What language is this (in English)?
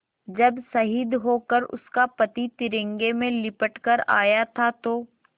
Hindi